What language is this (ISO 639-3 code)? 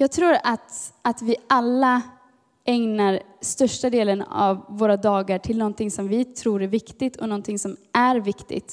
swe